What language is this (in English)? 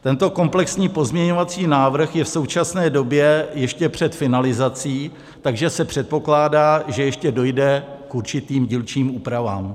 Czech